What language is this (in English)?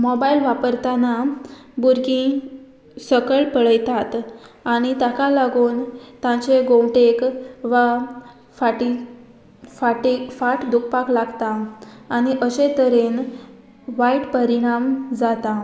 Konkani